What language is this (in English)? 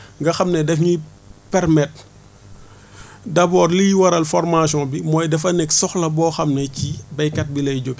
Wolof